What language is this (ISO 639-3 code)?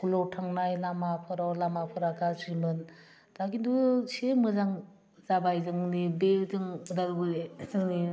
brx